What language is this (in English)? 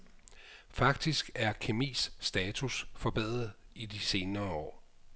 Danish